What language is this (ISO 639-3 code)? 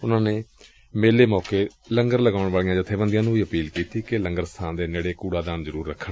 pan